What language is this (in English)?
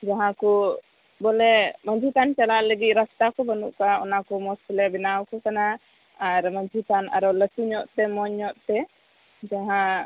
Santali